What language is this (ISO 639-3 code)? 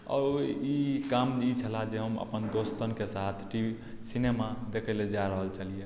mai